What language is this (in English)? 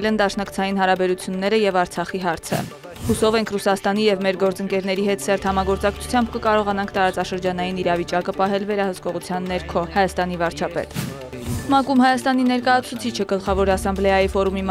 Romanian